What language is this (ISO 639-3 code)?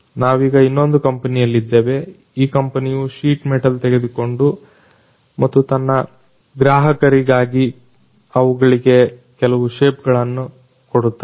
kan